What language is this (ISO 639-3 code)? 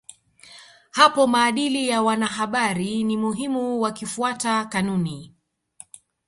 swa